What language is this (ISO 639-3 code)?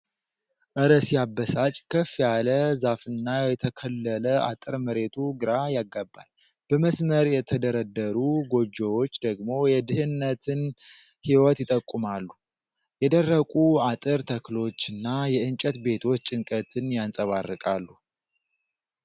amh